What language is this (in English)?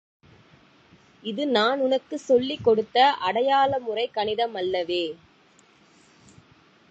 Tamil